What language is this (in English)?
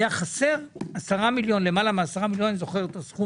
Hebrew